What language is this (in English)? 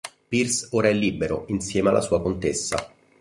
Italian